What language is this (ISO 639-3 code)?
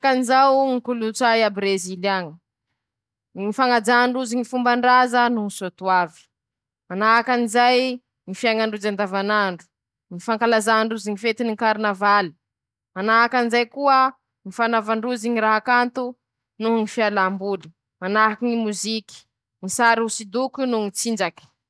msh